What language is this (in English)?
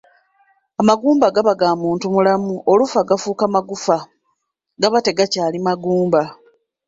Ganda